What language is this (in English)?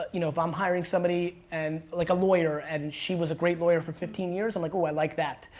English